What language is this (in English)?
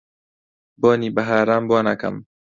Central Kurdish